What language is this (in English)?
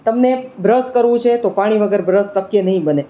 Gujarati